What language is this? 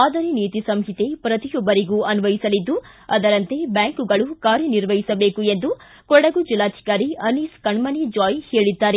Kannada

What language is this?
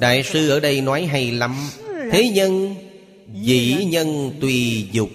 Vietnamese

